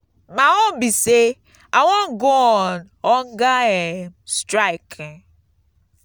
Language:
Nigerian Pidgin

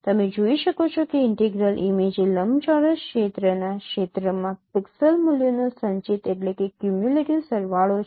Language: Gujarati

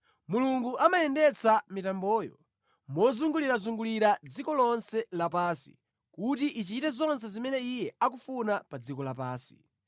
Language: Nyanja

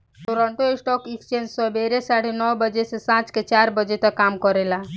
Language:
Bhojpuri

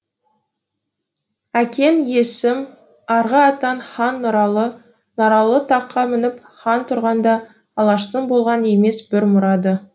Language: Kazakh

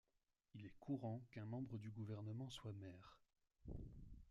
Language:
French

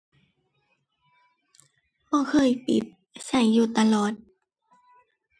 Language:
Thai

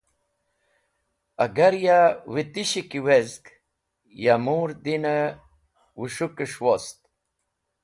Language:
Wakhi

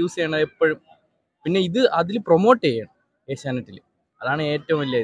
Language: Malayalam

